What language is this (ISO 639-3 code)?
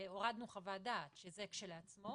heb